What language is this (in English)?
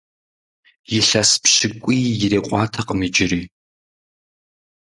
Kabardian